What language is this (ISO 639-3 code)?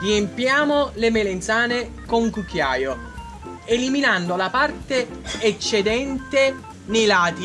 ita